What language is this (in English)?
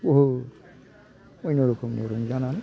Bodo